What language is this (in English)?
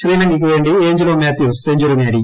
Malayalam